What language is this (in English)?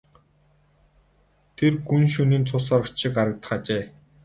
Mongolian